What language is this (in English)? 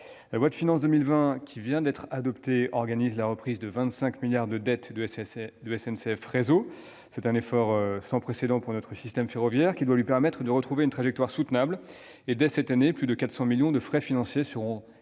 French